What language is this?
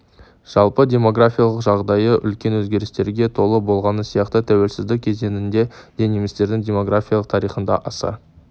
Kazakh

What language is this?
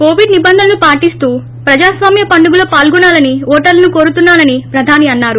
Telugu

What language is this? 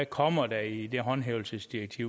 Danish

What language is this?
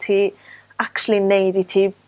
Welsh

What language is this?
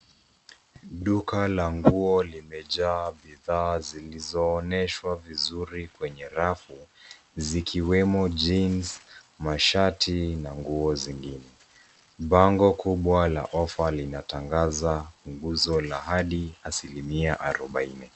Swahili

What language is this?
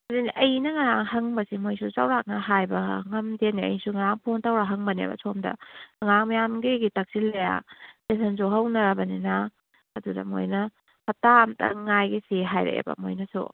Manipuri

